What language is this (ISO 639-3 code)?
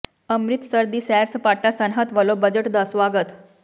pan